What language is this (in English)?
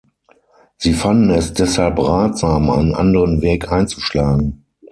German